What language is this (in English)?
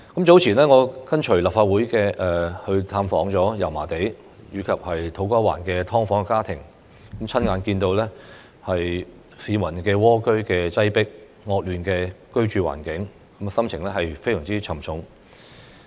Cantonese